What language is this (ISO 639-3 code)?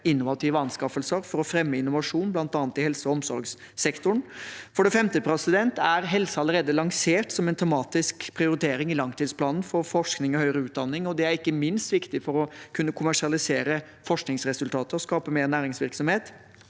nor